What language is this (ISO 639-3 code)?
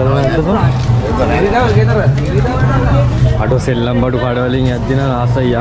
ind